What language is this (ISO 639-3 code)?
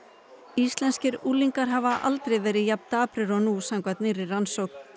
isl